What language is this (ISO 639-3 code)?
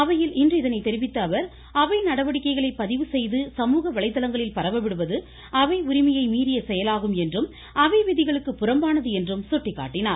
tam